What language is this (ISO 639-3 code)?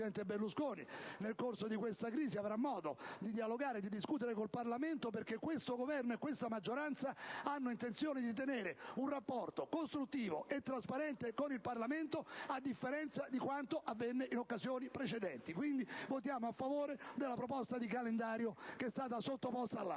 ita